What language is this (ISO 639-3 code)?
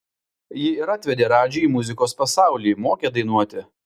lit